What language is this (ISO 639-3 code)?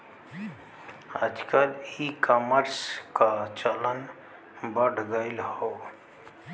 bho